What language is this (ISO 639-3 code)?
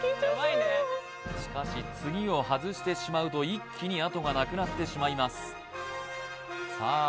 jpn